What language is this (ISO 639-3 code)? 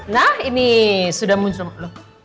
ind